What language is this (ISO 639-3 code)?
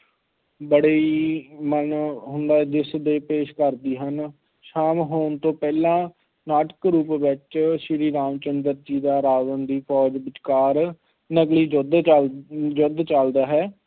pan